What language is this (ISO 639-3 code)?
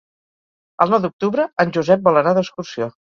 cat